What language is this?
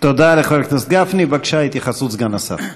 Hebrew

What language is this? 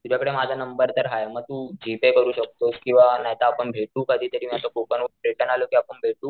Marathi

